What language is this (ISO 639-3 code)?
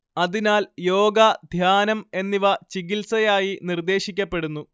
mal